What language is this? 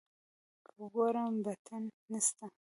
Pashto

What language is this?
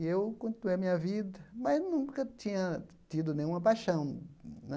Portuguese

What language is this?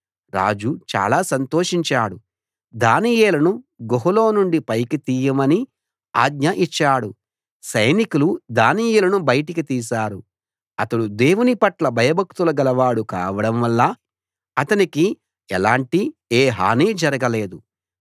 Telugu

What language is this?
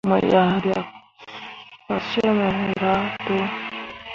Mundang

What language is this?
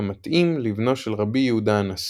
Hebrew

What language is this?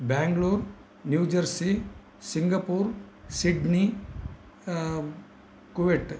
Sanskrit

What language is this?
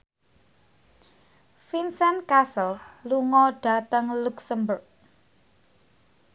Javanese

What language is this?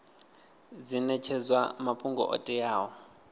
Venda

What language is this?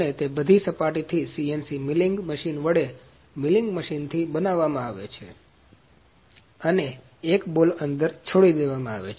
Gujarati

